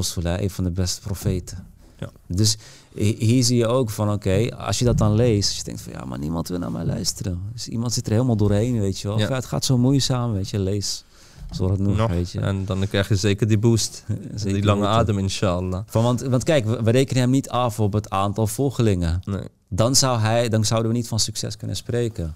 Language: Dutch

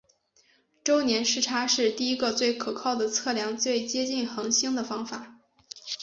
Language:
Chinese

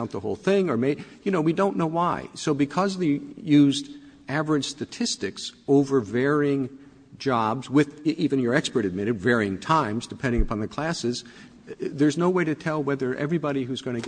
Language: English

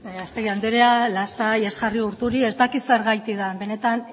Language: Basque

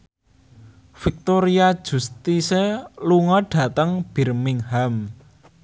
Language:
Javanese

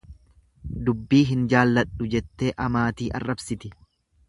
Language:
Oromo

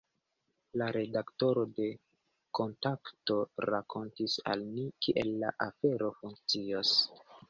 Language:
Esperanto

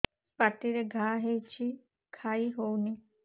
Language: Odia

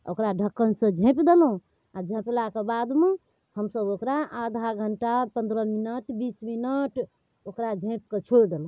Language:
Maithili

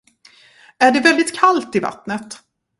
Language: Swedish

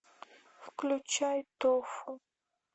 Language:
Russian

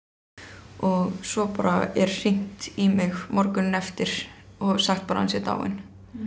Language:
Icelandic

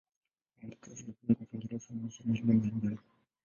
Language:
Swahili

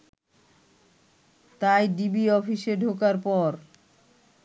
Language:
Bangla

